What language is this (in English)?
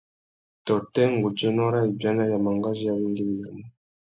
Tuki